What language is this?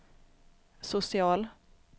Swedish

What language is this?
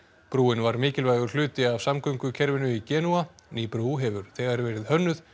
Icelandic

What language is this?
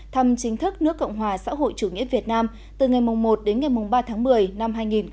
Vietnamese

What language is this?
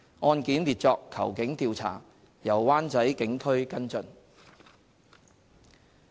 Cantonese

